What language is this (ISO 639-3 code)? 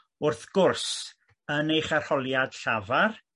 cym